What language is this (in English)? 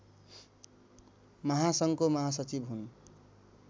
Nepali